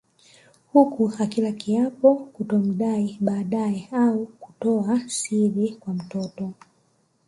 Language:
Swahili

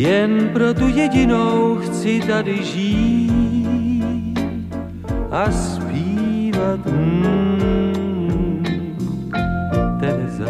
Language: Czech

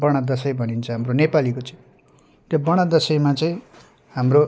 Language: Nepali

